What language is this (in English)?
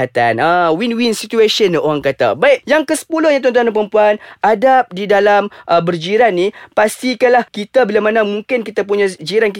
Malay